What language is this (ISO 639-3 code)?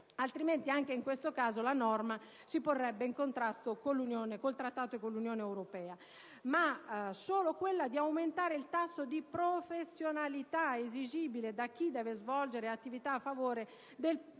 ita